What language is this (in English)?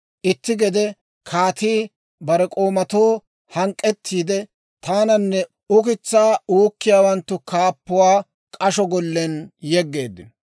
Dawro